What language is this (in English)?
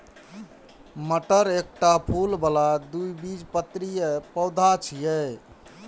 Maithili